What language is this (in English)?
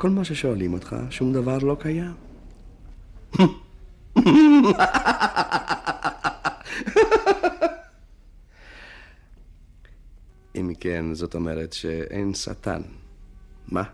Hebrew